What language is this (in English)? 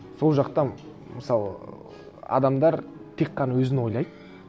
Kazakh